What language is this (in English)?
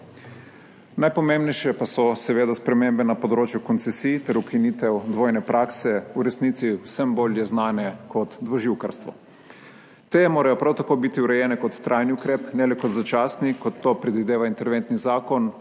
Slovenian